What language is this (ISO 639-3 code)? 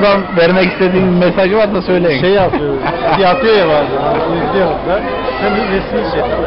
tur